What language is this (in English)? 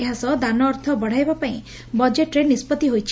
Odia